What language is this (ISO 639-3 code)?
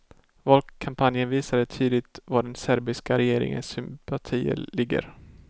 swe